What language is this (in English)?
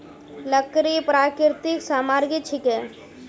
Magahi